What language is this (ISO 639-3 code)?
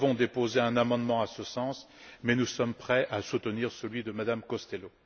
fra